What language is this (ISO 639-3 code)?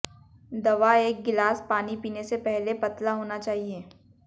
hin